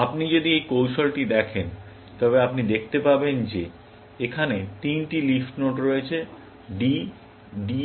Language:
Bangla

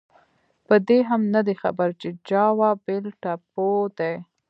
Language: Pashto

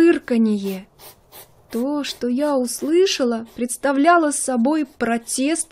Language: Russian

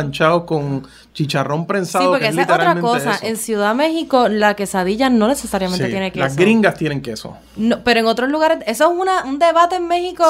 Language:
Spanish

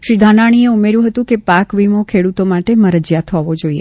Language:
Gujarati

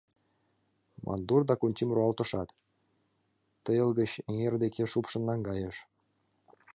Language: Mari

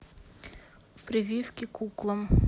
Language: Russian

